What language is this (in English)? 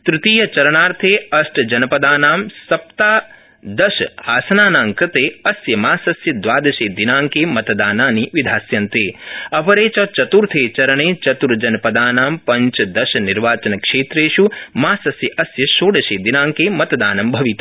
Sanskrit